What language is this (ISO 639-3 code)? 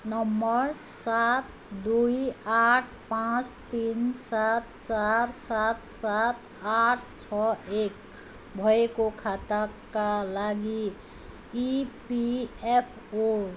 nep